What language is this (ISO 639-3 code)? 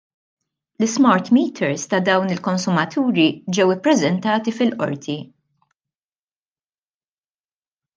mlt